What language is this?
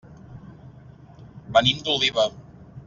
Catalan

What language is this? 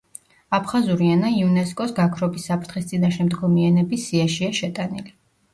Georgian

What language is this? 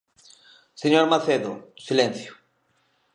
Galician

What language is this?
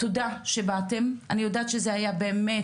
Hebrew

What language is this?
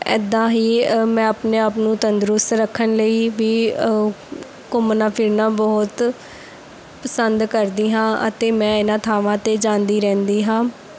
Punjabi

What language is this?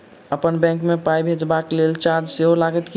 Maithili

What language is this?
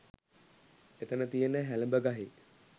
Sinhala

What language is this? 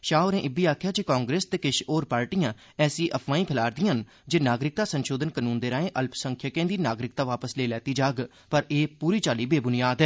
Dogri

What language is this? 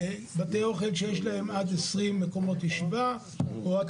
Hebrew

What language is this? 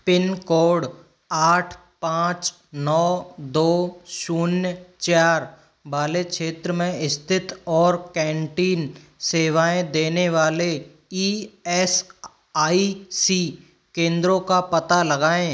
Hindi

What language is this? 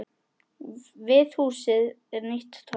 Icelandic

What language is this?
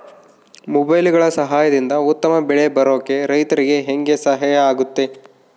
Kannada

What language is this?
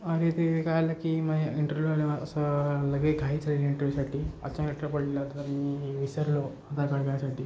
Marathi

